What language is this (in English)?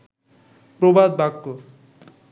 Bangla